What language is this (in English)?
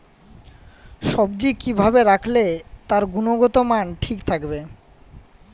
Bangla